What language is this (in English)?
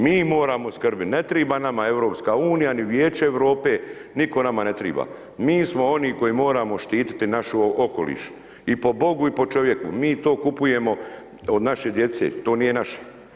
Croatian